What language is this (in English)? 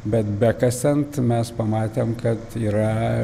Lithuanian